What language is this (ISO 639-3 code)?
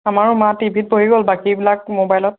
asm